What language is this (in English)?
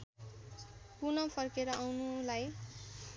Nepali